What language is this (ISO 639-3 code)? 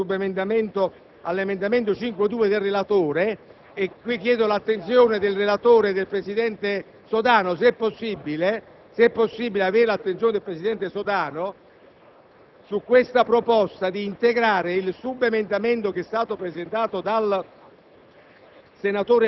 ita